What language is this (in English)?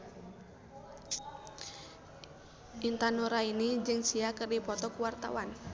Sundanese